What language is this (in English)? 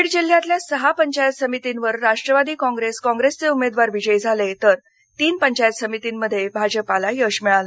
Marathi